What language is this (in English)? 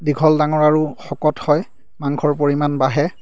Assamese